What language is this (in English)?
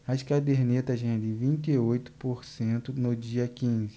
Portuguese